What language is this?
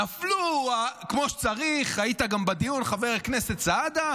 Hebrew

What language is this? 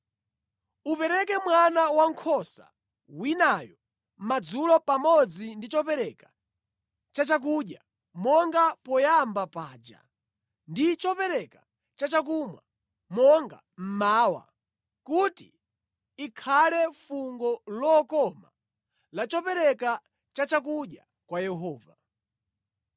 Nyanja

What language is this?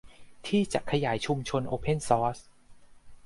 Thai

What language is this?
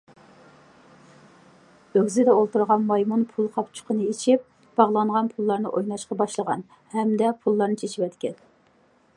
Uyghur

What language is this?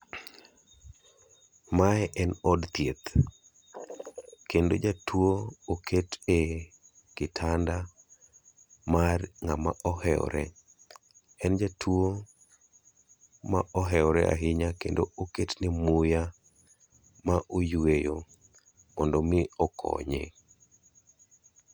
Luo (Kenya and Tanzania)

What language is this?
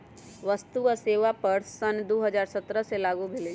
Magahi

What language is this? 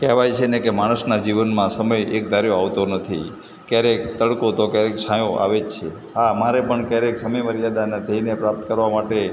Gujarati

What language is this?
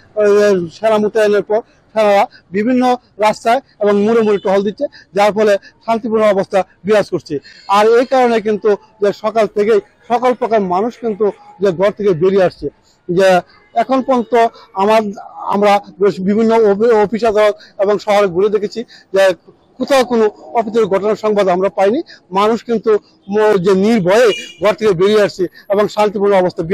Bangla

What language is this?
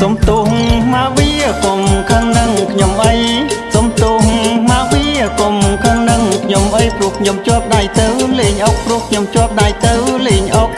Khmer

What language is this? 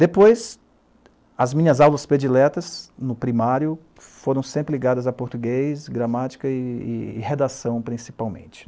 Portuguese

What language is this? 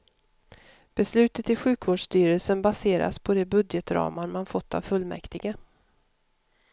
Swedish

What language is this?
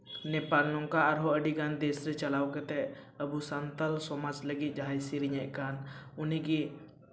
Santali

